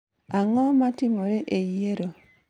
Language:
Luo (Kenya and Tanzania)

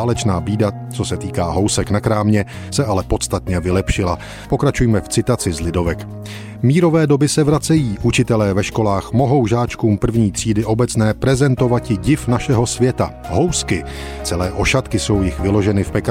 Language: Czech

